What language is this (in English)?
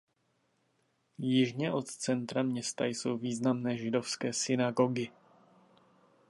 Czech